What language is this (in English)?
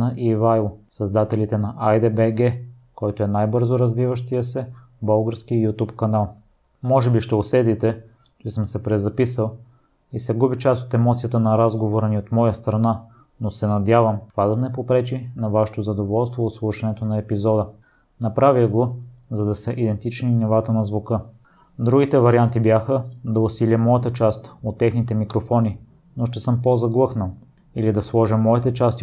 Bulgarian